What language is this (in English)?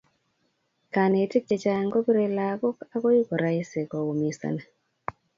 Kalenjin